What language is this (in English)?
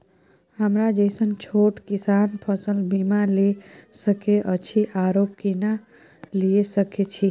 Maithili